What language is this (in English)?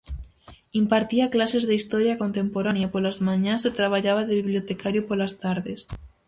Galician